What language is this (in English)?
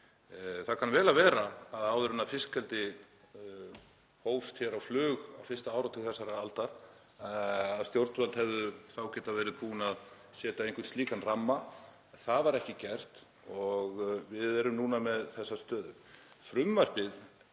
Icelandic